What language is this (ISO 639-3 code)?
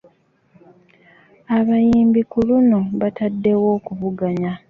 lug